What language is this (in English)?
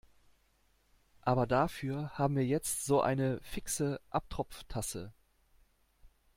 German